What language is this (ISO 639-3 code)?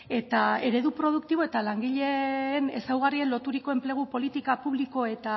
eus